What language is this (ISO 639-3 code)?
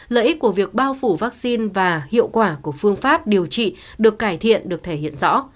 vie